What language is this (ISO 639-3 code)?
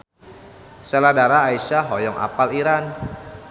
sun